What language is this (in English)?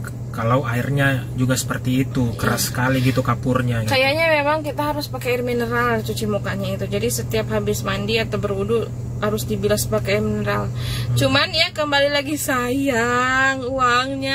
Indonesian